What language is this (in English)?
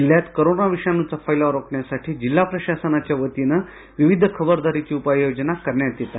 Marathi